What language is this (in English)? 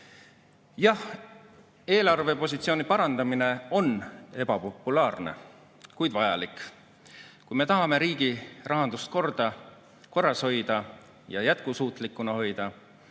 Estonian